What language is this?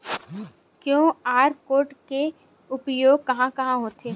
Chhattisgarhi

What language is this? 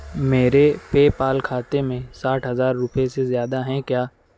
Urdu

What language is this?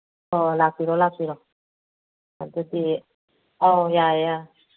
Manipuri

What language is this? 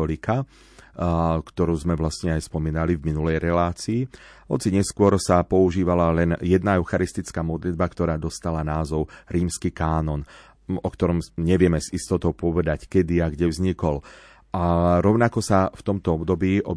Slovak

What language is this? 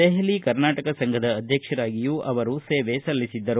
Kannada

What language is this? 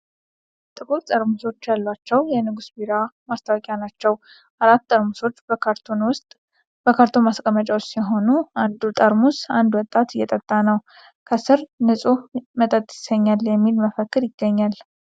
Amharic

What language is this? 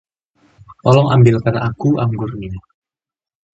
Indonesian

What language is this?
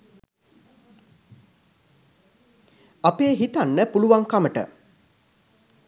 Sinhala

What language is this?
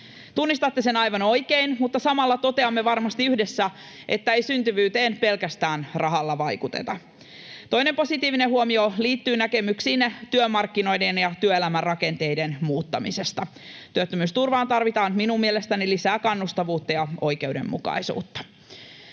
Finnish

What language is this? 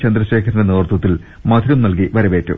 Malayalam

